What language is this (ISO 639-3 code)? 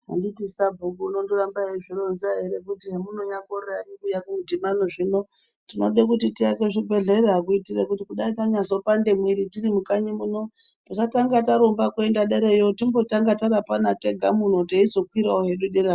ndc